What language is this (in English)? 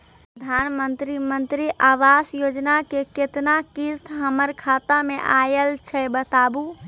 Maithili